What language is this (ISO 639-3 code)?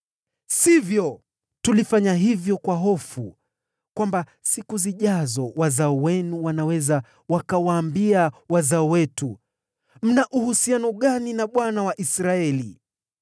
swa